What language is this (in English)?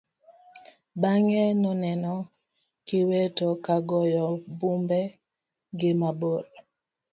Luo (Kenya and Tanzania)